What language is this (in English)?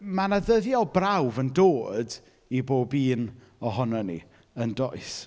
Welsh